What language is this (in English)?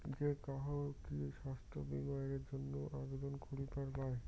Bangla